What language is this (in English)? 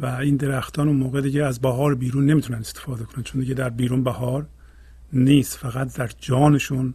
Persian